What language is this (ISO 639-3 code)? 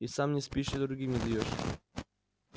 rus